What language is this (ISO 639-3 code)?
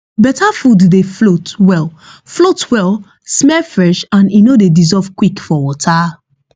pcm